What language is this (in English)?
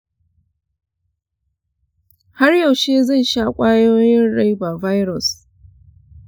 Hausa